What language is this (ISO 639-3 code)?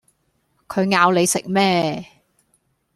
yue